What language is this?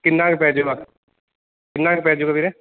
Punjabi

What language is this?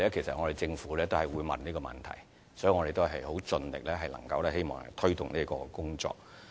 Cantonese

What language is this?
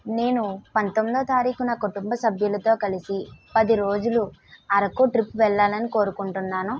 Telugu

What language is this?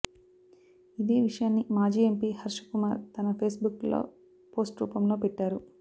Telugu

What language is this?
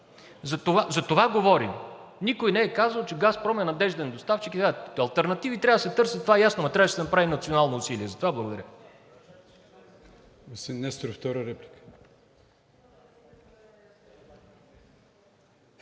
Bulgarian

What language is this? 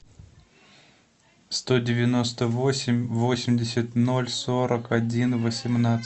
Russian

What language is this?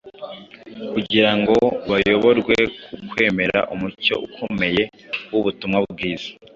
Kinyarwanda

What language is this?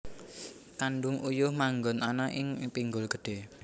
Javanese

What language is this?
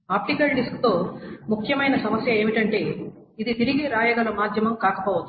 Telugu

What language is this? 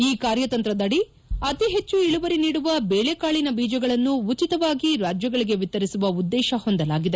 Kannada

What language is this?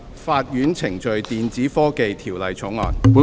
Cantonese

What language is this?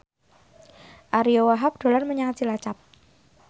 Javanese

